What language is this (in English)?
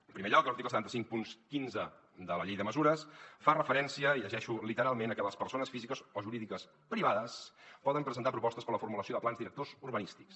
Catalan